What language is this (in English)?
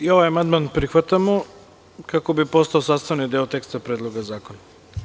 Serbian